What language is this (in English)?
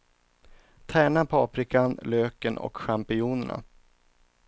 Swedish